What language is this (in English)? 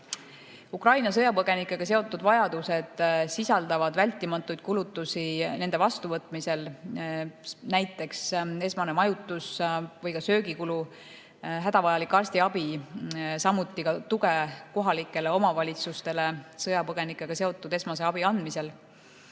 Estonian